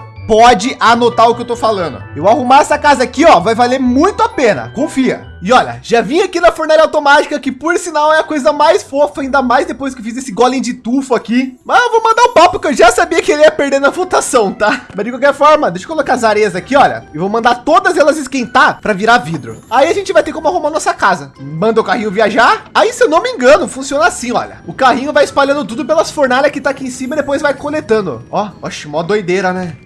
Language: Portuguese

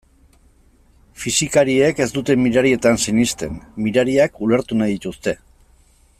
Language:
Basque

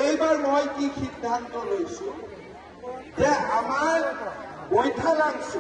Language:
Bangla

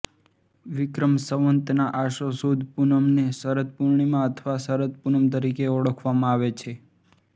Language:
Gujarati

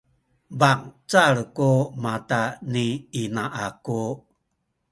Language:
Sakizaya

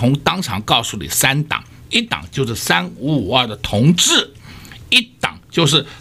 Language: Chinese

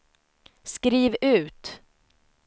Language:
Swedish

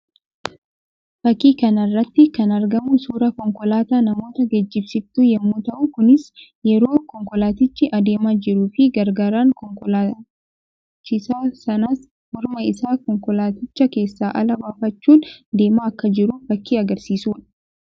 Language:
Oromo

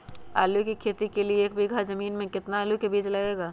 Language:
Magahi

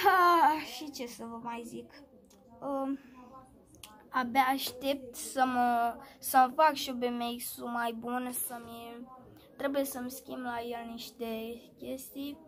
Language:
Romanian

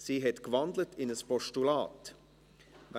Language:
Swiss German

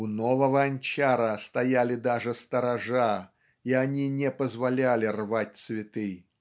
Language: Russian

